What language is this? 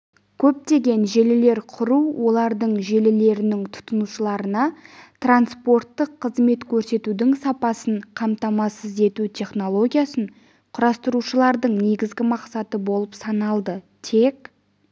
Kazakh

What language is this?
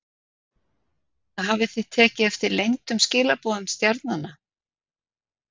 Icelandic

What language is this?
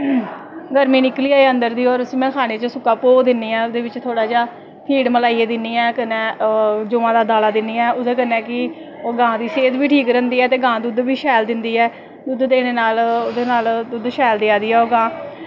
Dogri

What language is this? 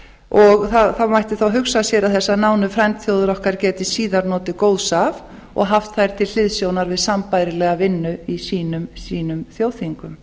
Icelandic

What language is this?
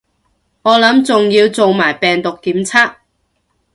Cantonese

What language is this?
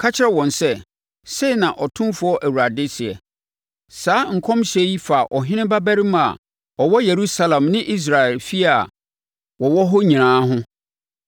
Akan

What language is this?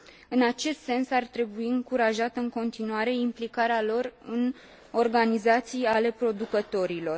Romanian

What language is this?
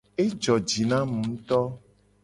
Gen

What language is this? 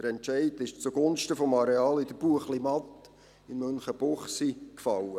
Swiss German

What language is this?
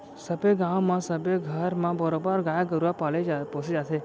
Chhattisgarhi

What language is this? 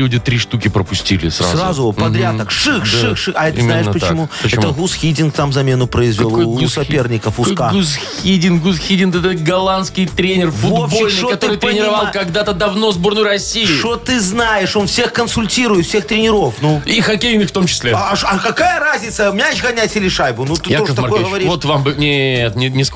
Russian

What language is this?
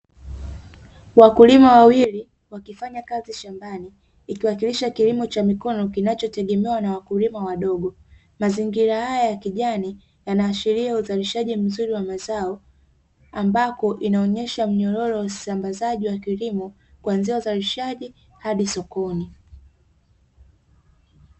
Swahili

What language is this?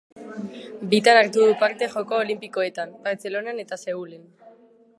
Basque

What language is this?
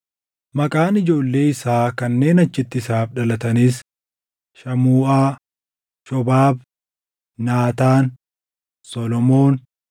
Oromo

